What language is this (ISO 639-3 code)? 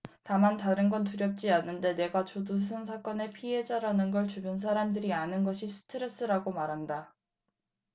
kor